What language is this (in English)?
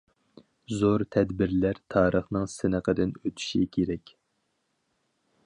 Uyghur